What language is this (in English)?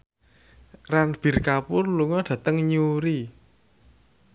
Javanese